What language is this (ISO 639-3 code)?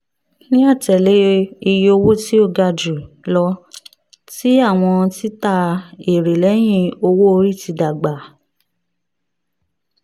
yor